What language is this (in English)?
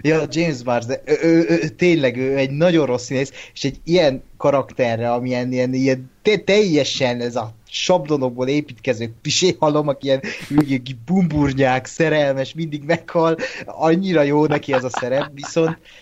Hungarian